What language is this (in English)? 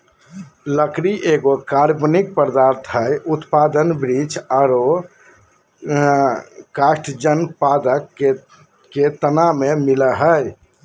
Magahi